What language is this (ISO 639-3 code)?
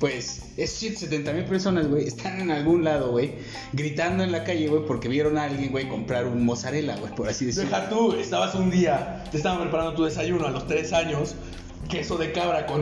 spa